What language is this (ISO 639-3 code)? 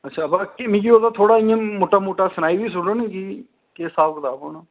doi